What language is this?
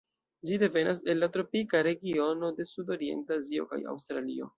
Esperanto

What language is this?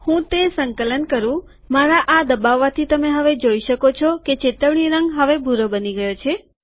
Gujarati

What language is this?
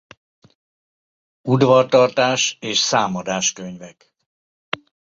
Hungarian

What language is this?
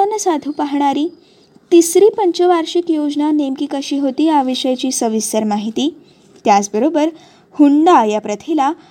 Marathi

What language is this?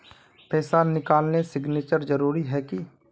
Magahi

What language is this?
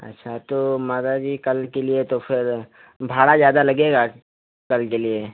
Hindi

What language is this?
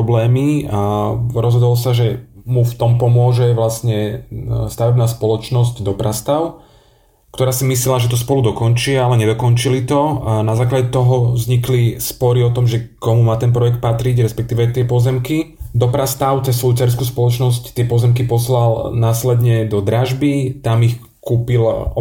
Slovak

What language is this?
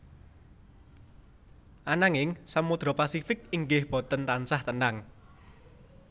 Javanese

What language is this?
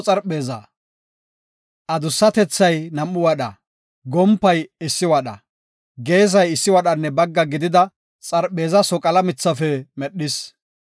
Gofa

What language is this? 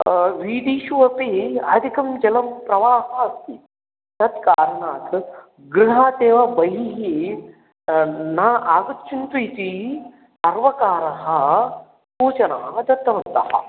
Sanskrit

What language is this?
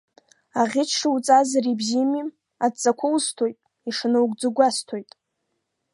Abkhazian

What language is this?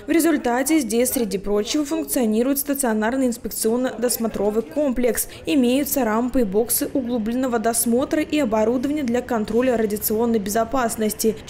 Russian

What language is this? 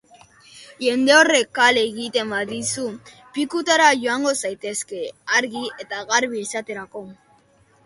Basque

